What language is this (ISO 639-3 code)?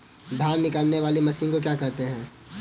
hin